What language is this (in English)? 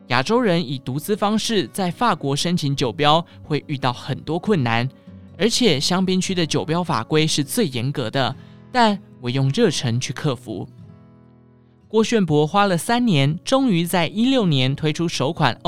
Chinese